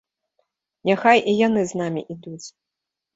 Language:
Belarusian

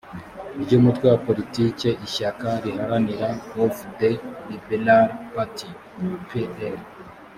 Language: Kinyarwanda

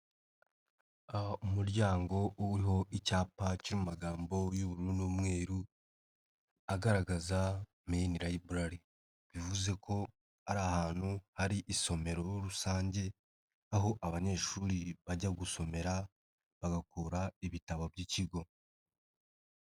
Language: Kinyarwanda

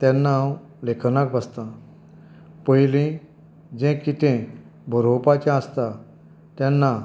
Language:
Konkani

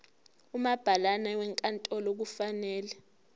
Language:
Zulu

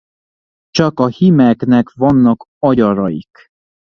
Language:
Hungarian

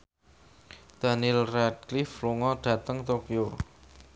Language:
Javanese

